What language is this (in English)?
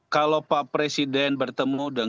Indonesian